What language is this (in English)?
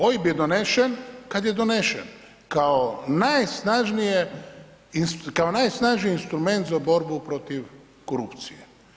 Croatian